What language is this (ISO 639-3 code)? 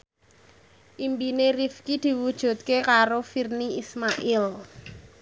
jav